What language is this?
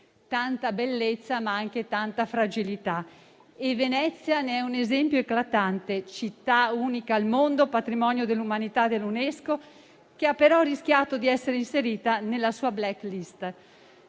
Italian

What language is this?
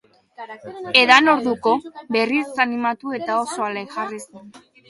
Basque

